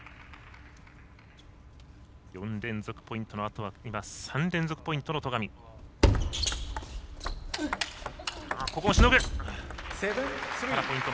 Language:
Japanese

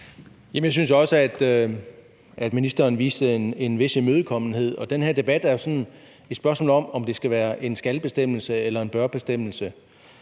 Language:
Danish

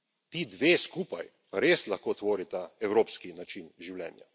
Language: Slovenian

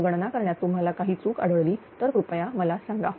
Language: Marathi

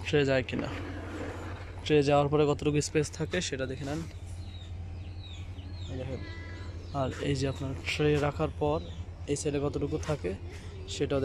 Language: Turkish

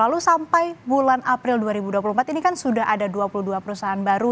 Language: Indonesian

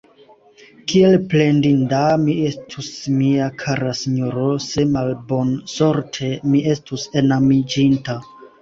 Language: Esperanto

